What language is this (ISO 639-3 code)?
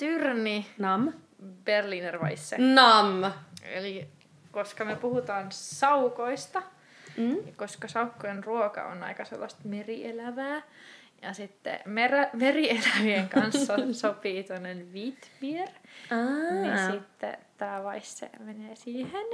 fin